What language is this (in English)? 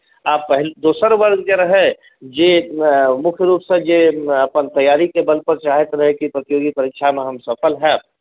Maithili